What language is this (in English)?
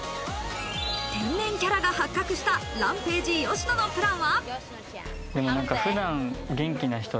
Japanese